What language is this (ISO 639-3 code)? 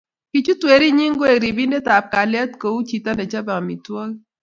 kln